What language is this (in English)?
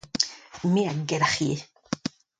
Breton